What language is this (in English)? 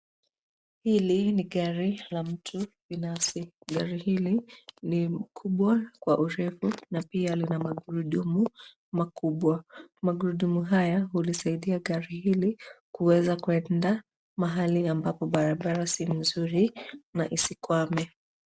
Swahili